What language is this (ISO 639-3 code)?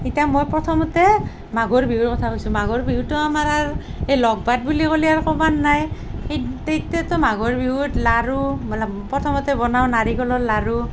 asm